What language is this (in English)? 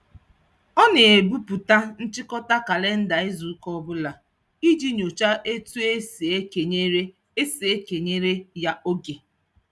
Igbo